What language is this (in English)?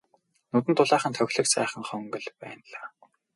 Mongolian